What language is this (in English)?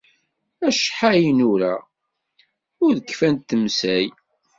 Kabyle